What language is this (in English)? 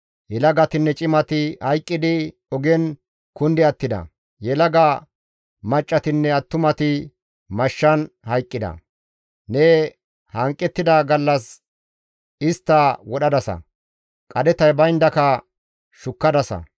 Gamo